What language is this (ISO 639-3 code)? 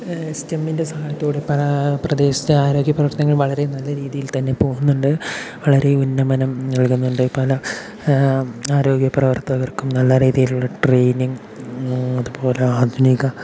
mal